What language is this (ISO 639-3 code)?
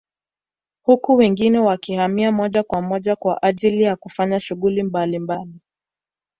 swa